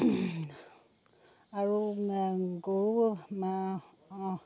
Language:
Assamese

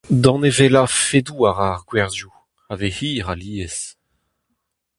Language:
Breton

